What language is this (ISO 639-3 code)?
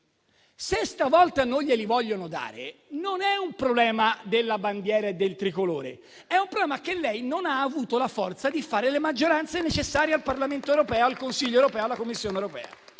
ita